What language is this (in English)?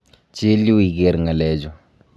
Kalenjin